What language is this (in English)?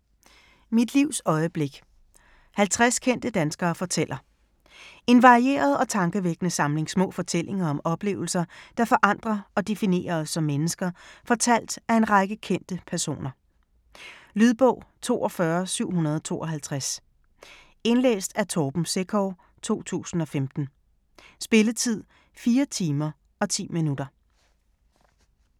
Danish